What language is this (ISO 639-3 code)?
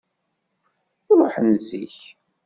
kab